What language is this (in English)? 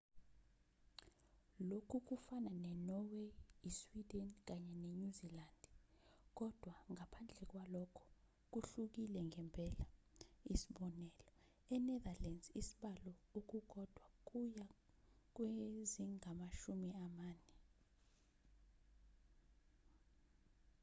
Zulu